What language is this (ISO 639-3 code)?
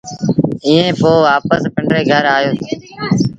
sbn